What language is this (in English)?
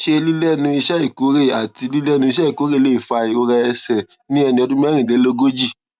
Yoruba